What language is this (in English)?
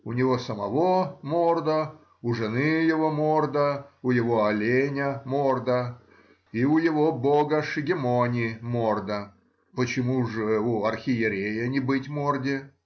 Russian